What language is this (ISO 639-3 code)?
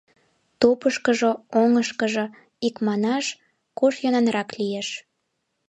chm